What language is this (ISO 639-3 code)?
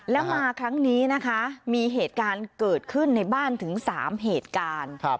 tha